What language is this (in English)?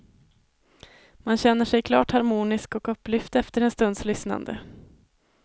Swedish